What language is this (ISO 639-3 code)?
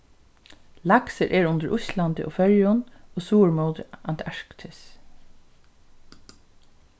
fao